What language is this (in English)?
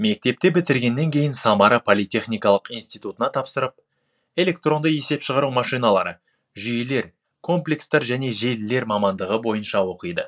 Kazakh